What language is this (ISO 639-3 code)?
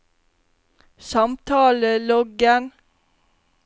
nor